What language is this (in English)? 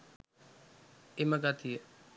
Sinhala